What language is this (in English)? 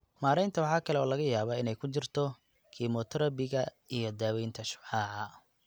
Somali